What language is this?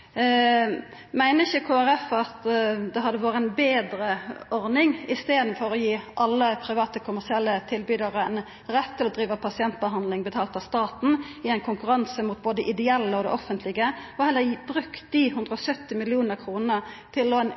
Norwegian Nynorsk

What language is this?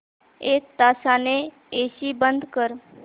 Marathi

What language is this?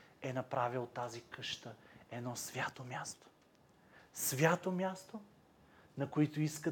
Bulgarian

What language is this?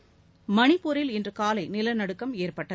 Tamil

